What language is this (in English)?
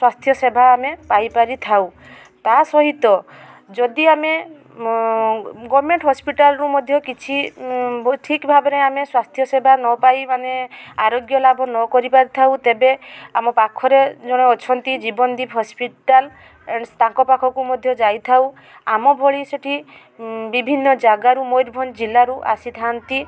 Odia